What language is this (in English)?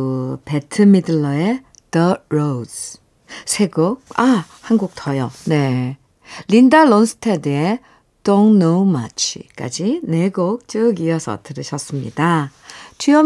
Korean